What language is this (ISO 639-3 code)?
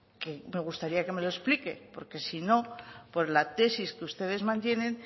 spa